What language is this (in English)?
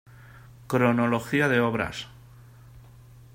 Spanish